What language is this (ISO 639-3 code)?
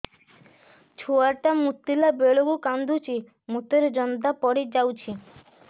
ori